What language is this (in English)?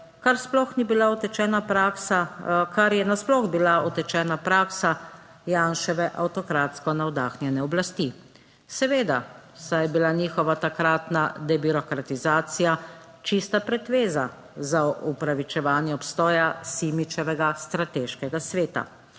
Slovenian